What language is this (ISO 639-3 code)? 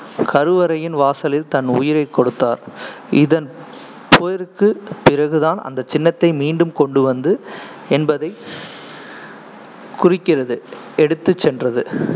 tam